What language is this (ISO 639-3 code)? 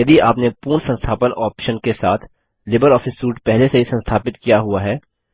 hin